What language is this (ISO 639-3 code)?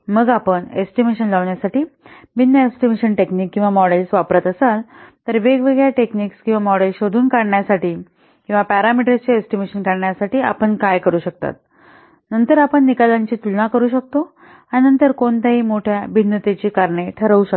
mar